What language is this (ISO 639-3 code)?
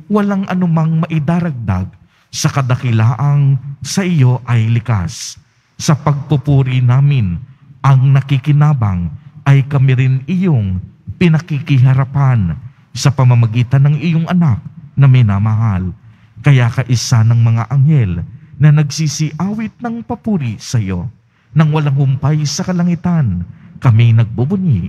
fil